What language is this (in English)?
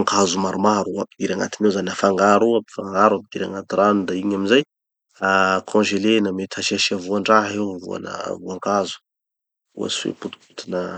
Tanosy Malagasy